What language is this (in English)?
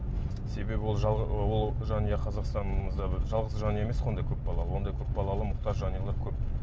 Kazakh